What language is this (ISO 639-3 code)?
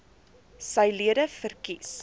afr